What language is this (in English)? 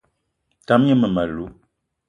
Eton (Cameroon)